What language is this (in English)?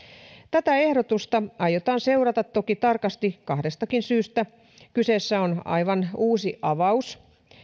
Finnish